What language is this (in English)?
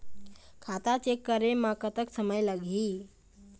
Chhattisgarhi